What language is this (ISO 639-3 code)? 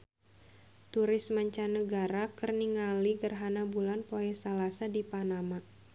sun